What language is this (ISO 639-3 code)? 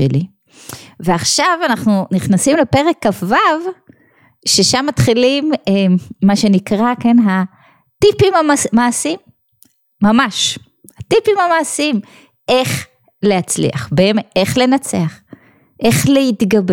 heb